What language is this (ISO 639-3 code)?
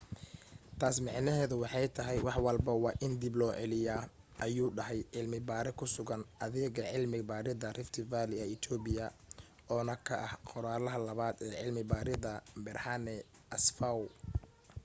som